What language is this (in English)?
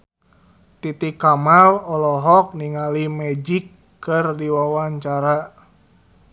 Sundanese